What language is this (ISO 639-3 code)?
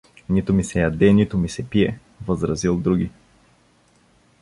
bul